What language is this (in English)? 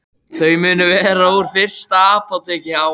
Icelandic